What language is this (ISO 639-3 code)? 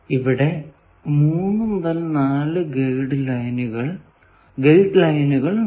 mal